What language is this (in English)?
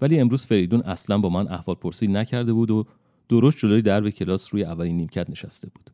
Persian